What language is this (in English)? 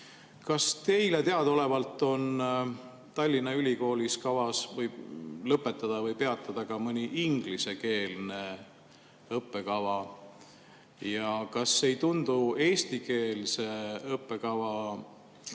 Estonian